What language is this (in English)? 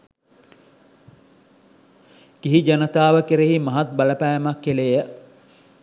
Sinhala